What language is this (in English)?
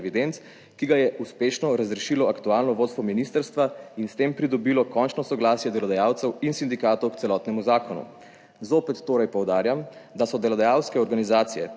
Slovenian